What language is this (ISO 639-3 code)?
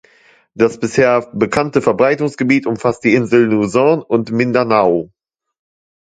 deu